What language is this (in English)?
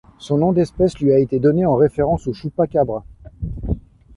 French